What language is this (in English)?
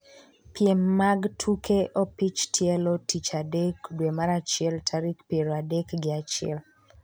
Luo (Kenya and Tanzania)